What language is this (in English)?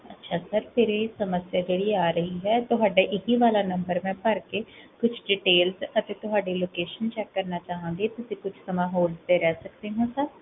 Punjabi